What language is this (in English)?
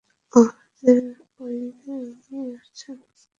Bangla